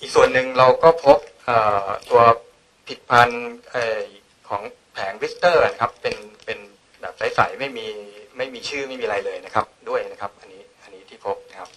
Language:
Thai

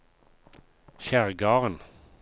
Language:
Norwegian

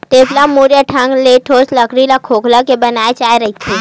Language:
Chhattisgarhi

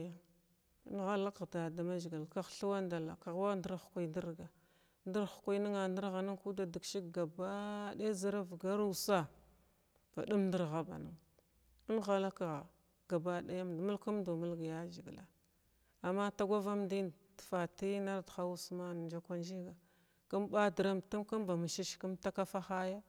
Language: Glavda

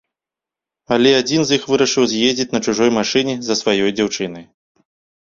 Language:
Belarusian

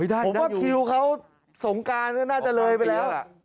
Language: Thai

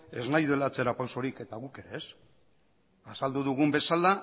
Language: Basque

